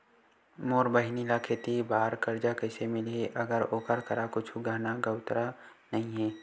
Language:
Chhattisgarhi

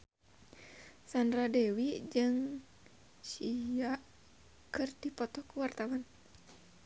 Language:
Sundanese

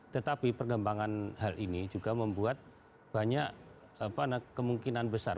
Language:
Indonesian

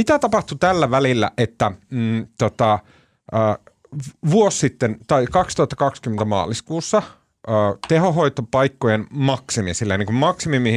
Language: Finnish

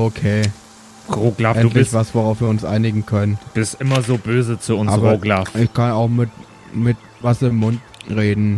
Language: German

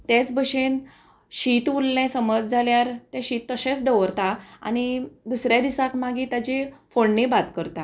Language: Konkani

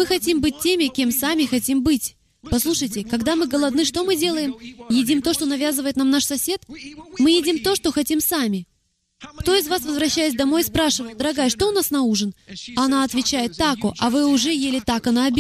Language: Russian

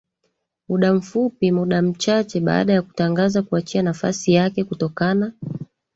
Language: Swahili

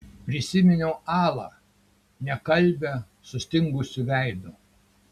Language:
Lithuanian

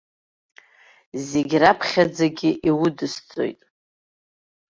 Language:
Abkhazian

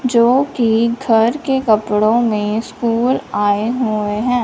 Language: Hindi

